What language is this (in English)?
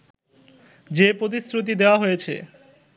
Bangla